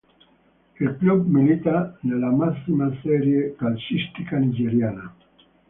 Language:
Italian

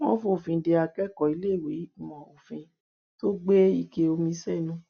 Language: Yoruba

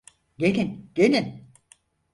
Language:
Turkish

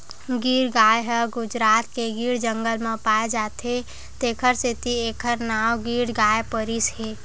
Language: Chhattisgarhi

